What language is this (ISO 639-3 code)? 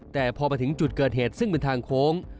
tha